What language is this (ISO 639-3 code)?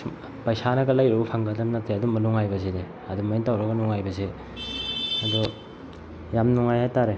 mni